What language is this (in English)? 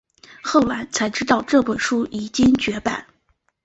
Chinese